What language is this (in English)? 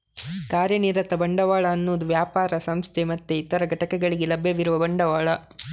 Kannada